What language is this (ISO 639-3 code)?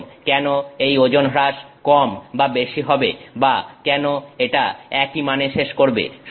ben